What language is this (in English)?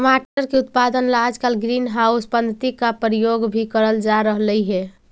Magahi